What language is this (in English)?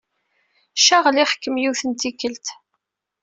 Kabyle